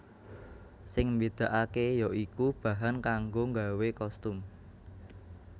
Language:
Javanese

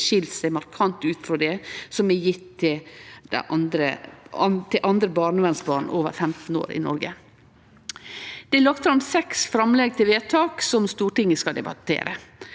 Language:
Norwegian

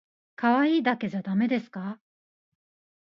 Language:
Japanese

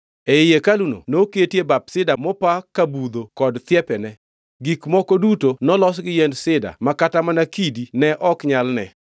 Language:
Luo (Kenya and Tanzania)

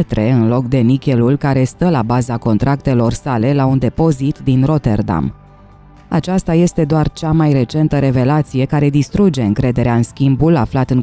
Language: Romanian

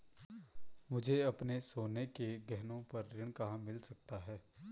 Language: Hindi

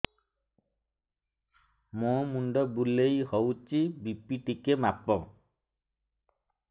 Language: Odia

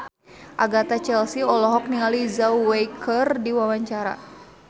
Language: Sundanese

